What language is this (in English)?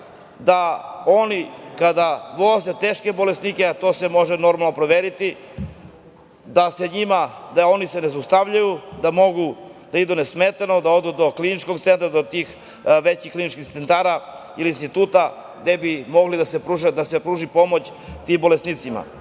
Serbian